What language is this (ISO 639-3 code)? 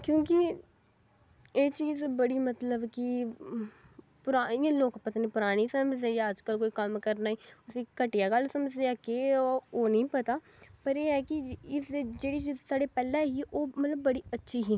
doi